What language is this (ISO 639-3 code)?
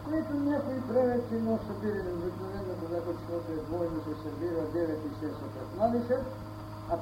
bul